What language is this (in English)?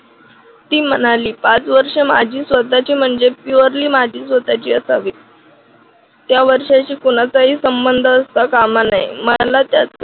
Marathi